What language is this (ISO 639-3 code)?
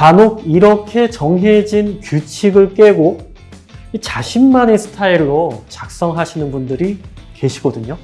kor